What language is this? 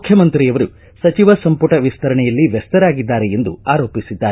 Kannada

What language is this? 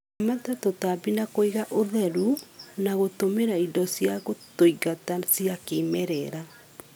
Kikuyu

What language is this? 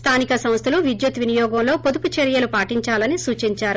Telugu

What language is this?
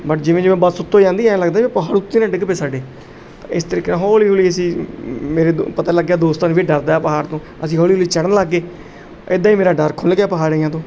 Punjabi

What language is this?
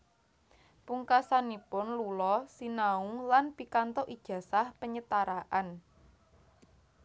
Javanese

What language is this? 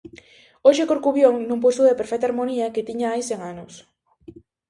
Galician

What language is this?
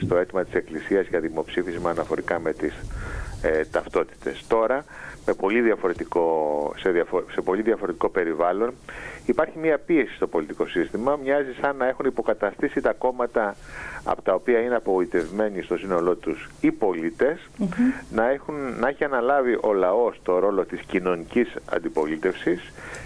Greek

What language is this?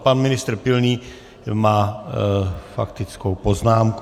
Czech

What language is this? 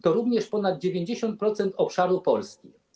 Polish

